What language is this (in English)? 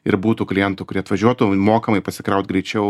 Lithuanian